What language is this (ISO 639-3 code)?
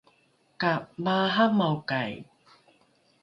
dru